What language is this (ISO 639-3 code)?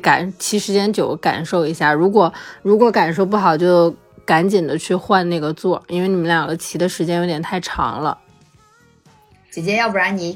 zho